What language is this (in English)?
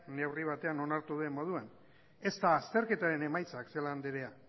Basque